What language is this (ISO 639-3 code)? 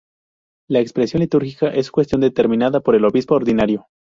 spa